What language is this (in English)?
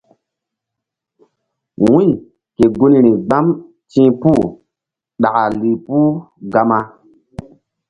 Mbum